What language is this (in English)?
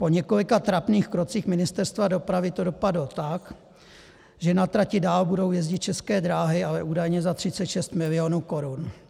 Czech